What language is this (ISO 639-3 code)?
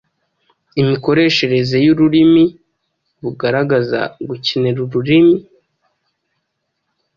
kin